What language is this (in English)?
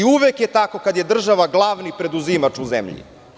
Serbian